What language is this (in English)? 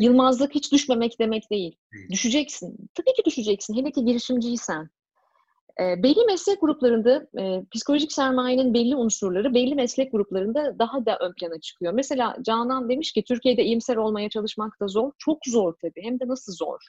Turkish